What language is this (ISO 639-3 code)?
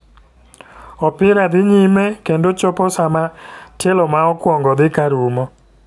luo